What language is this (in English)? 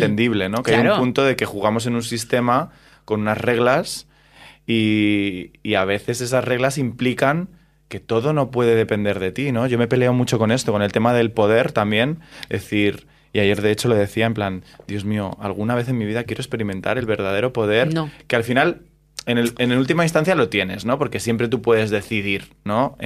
Spanish